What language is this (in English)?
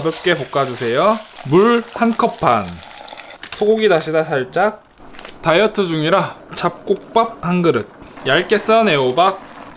Korean